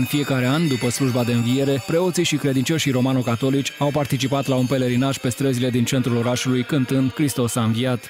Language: Romanian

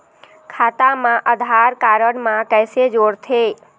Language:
Chhattisgarhi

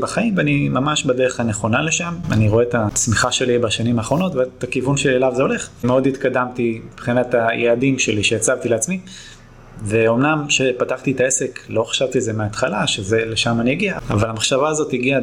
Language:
Hebrew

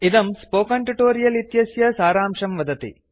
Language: Sanskrit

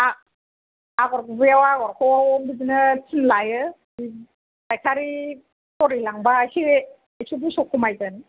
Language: Bodo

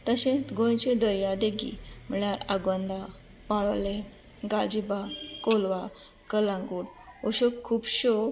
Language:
Konkani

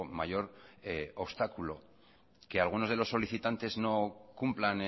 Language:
Spanish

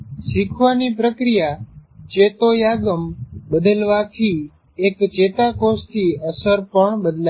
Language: Gujarati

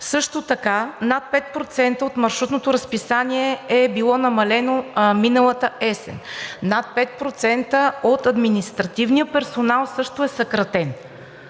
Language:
Bulgarian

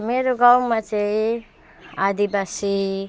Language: Nepali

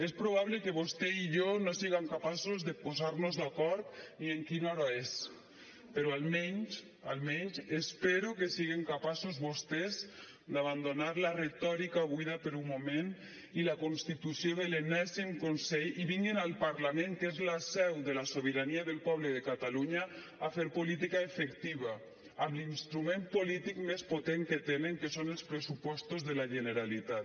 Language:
Catalan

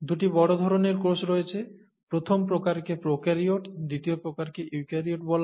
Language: Bangla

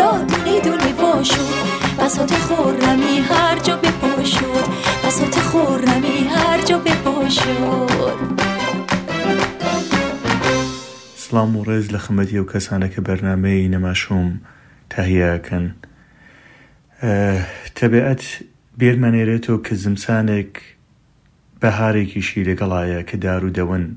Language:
Persian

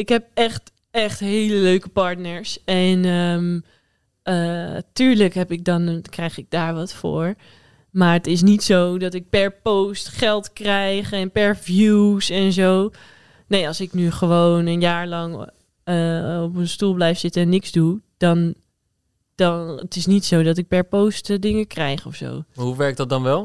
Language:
Dutch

